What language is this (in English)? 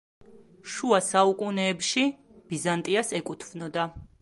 Georgian